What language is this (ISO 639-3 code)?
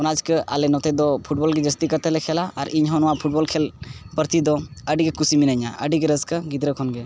sat